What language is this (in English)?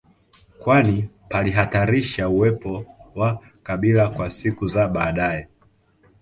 Swahili